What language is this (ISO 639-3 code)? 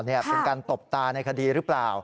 tha